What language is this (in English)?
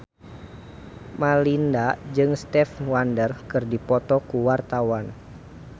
Sundanese